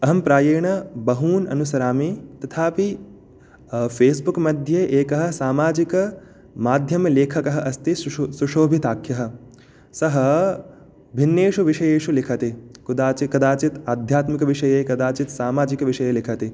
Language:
Sanskrit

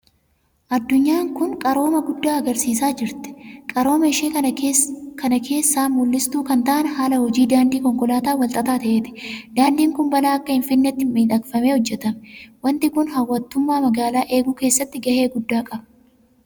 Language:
Oromo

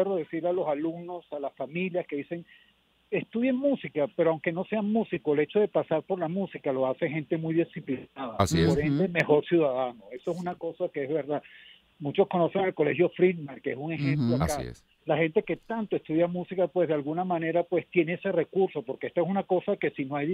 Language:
Spanish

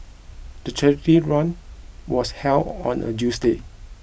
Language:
English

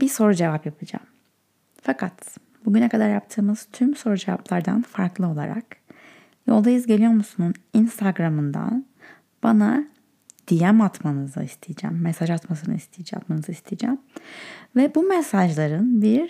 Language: Turkish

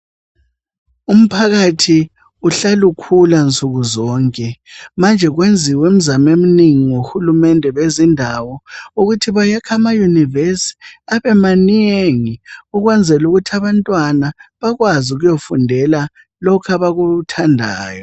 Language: North Ndebele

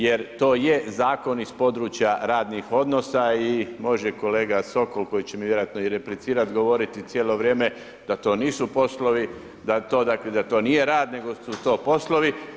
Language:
Croatian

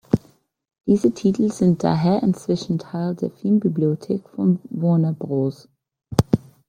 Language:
German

